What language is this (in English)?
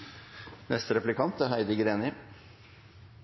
Norwegian Nynorsk